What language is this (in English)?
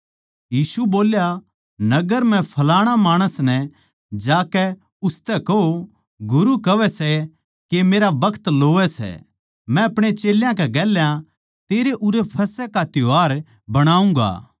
Haryanvi